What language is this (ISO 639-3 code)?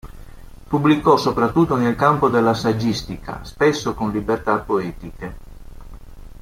ita